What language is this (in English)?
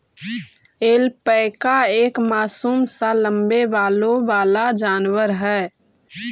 Magahi